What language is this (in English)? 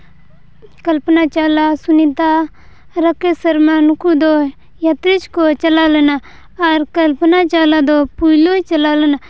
Santali